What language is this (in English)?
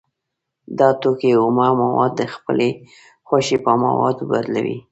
Pashto